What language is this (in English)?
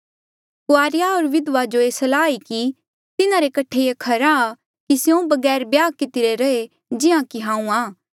Mandeali